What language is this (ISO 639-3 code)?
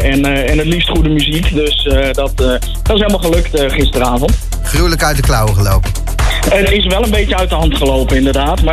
nld